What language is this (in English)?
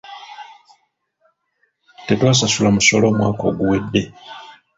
Ganda